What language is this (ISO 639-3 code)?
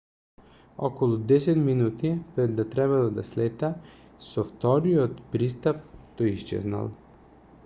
mkd